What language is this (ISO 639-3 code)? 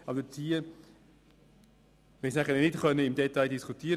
gsw